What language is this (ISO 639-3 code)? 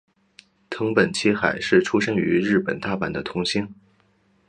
zho